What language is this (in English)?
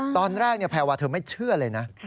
Thai